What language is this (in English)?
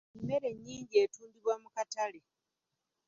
Ganda